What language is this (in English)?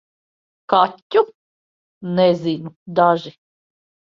Latvian